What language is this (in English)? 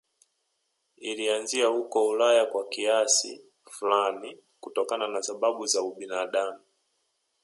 Swahili